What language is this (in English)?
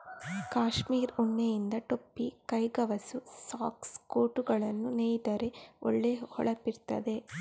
Kannada